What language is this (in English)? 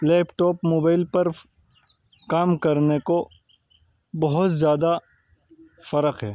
Urdu